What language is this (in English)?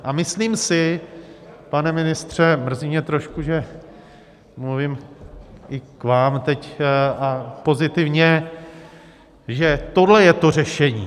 Czech